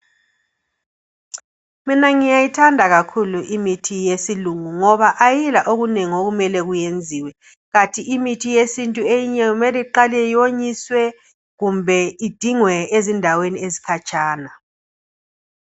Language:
North Ndebele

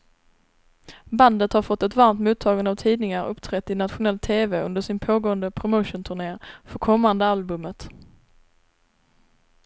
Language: Swedish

